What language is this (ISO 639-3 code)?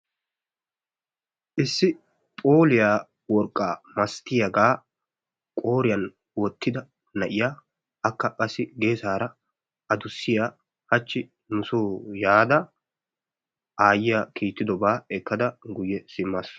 wal